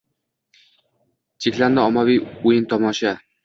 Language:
Uzbek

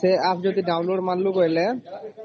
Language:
Odia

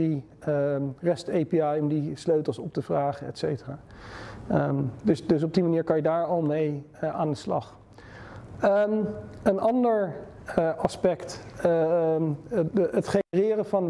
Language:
Dutch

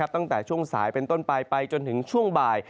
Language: Thai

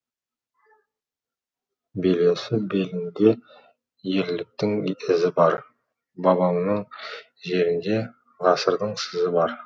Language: Kazakh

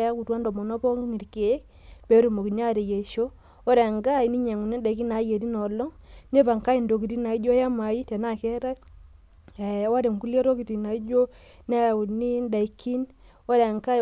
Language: Masai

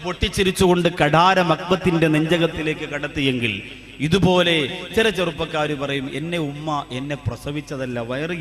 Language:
Arabic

